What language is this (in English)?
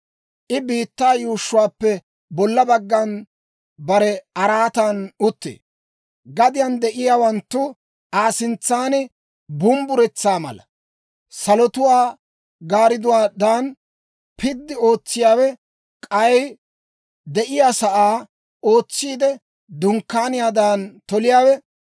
Dawro